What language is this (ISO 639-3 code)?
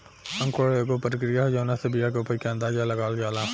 bho